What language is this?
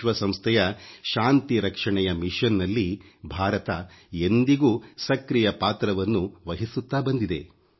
Kannada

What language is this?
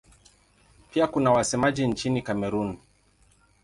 Swahili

